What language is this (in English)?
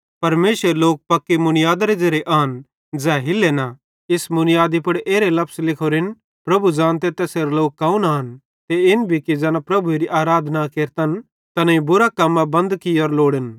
Bhadrawahi